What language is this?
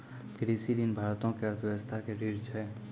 Maithili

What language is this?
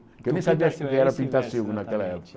Portuguese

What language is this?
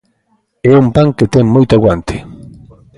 Galician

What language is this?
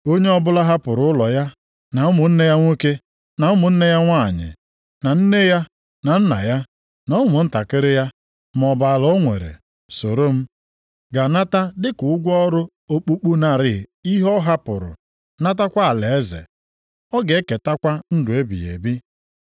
Igbo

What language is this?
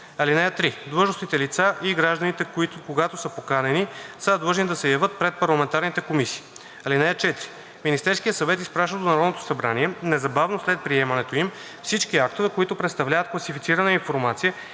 Bulgarian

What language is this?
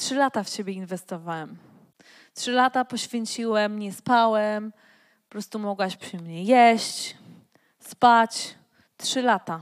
Polish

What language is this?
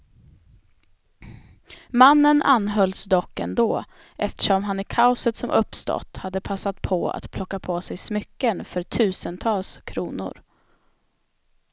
Swedish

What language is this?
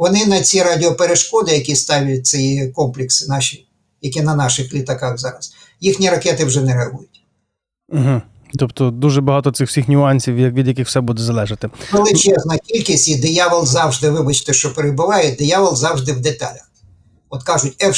Ukrainian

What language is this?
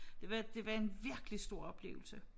Danish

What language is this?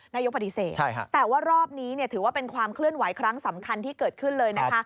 Thai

